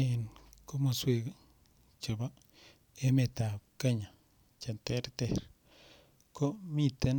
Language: Kalenjin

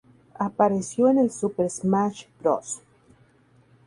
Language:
Spanish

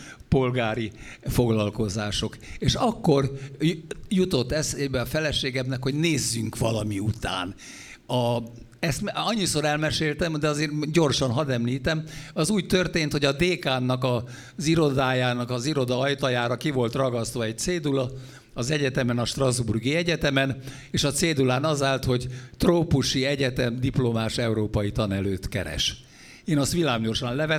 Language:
Hungarian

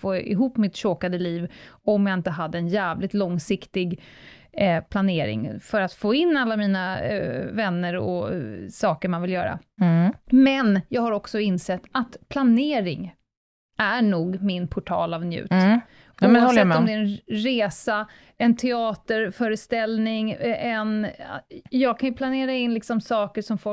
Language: Swedish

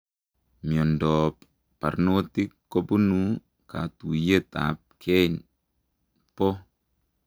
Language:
Kalenjin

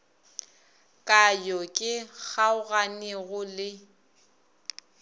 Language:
Northern Sotho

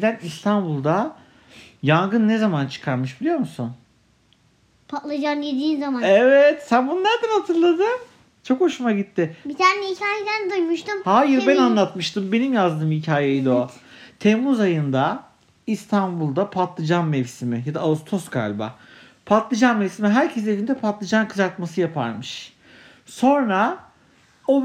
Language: Turkish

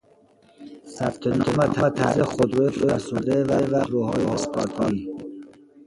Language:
Persian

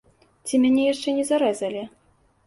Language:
Belarusian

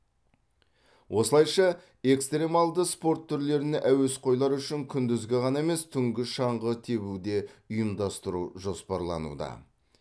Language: Kazakh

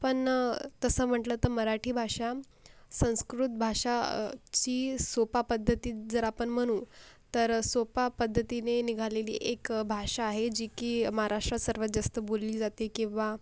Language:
Marathi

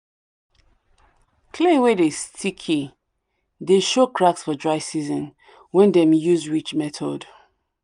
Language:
Nigerian Pidgin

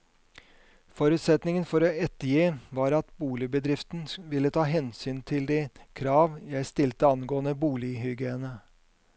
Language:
Norwegian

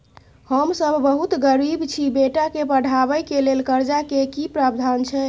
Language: Maithili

